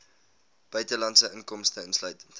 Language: Afrikaans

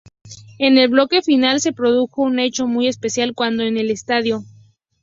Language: Spanish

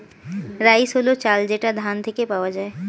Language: Bangla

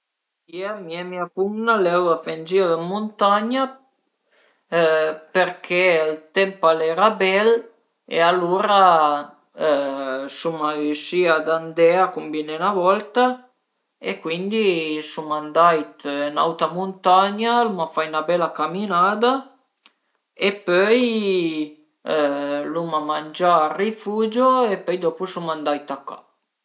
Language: Piedmontese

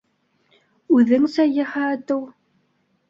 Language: Bashkir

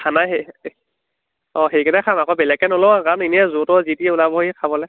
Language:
Assamese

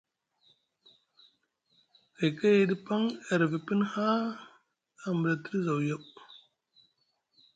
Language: Musgu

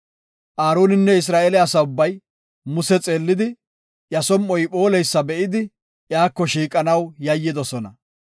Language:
Gofa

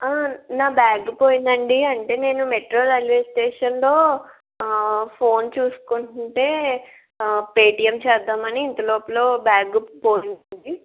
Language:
Telugu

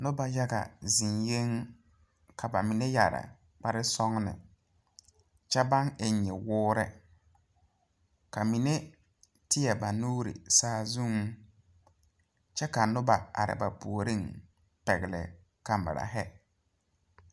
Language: Southern Dagaare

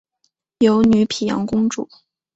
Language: Chinese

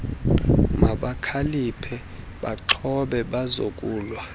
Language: Xhosa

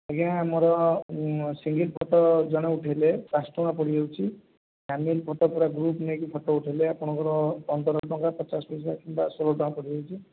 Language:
Odia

